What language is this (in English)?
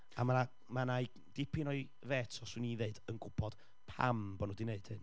Welsh